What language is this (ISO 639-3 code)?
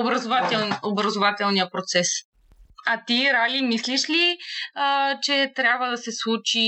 bul